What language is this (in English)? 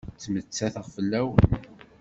Kabyle